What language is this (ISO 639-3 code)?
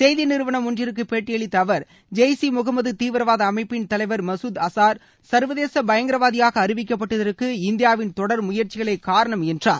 tam